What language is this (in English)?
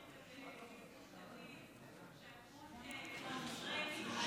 Hebrew